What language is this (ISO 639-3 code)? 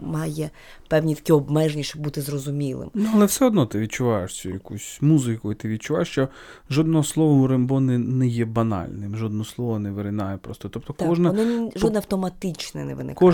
ukr